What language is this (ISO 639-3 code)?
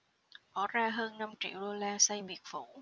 vie